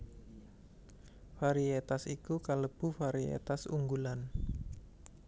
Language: Javanese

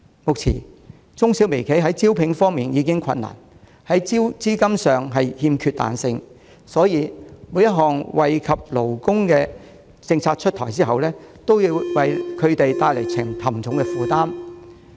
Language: Cantonese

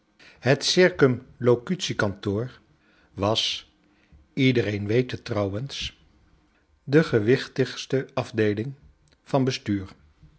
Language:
Dutch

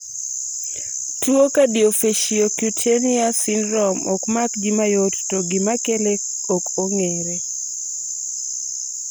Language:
Luo (Kenya and Tanzania)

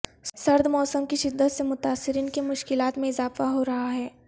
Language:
Urdu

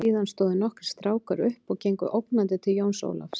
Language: Icelandic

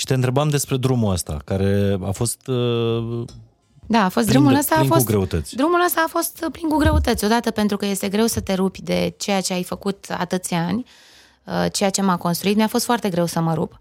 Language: Romanian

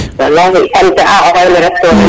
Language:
Serer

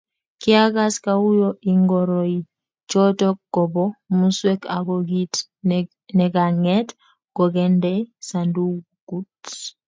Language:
Kalenjin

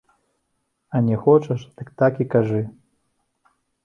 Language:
Belarusian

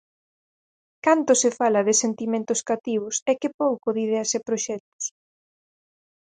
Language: Galician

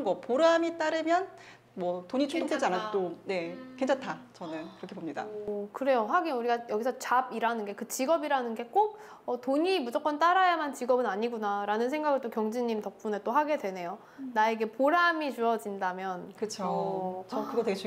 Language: Korean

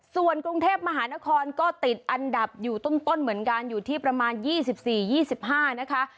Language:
Thai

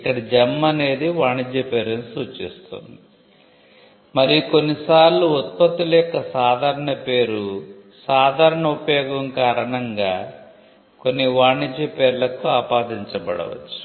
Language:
Telugu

